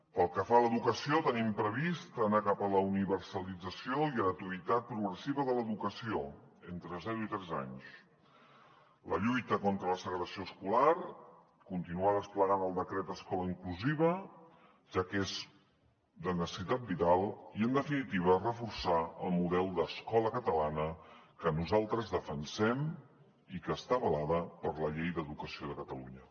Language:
Catalan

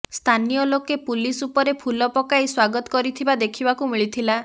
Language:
Odia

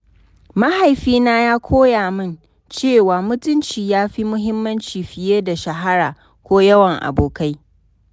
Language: Hausa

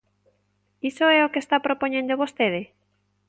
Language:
Galician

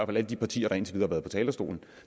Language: Danish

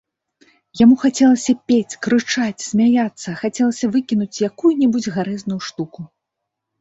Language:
Belarusian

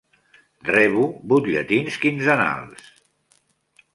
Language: Catalan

